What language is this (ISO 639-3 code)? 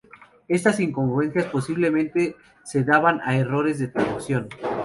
spa